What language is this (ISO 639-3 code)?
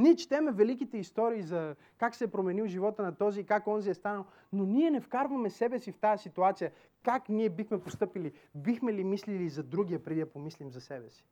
bul